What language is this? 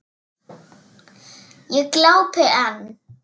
Icelandic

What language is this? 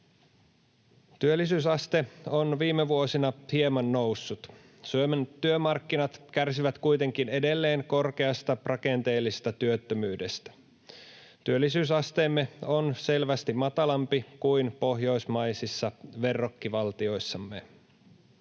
Finnish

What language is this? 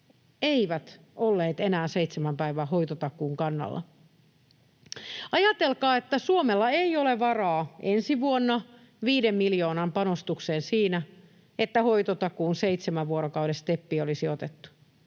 Finnish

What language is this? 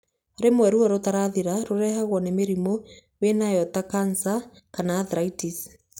Kikuyu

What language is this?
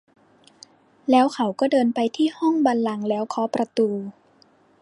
Thai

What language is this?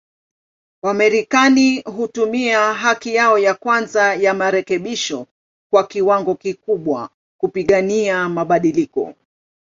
Swahili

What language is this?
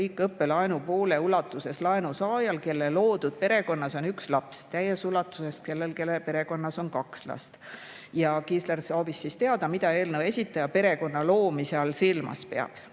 Estonian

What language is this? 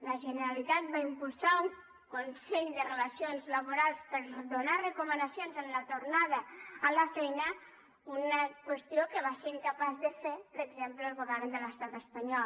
Catalan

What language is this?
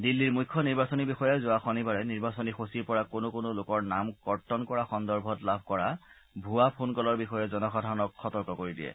Assamese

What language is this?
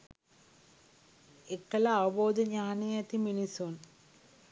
Sinhala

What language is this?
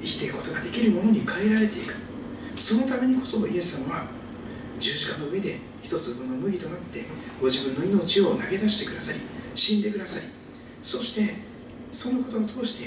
Japanese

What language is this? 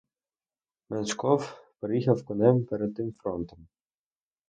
Ukrainian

